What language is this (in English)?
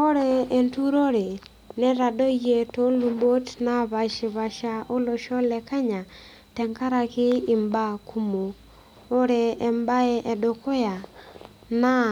Masai